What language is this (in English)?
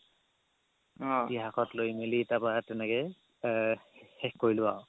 Assamese